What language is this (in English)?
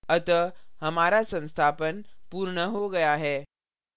Hindi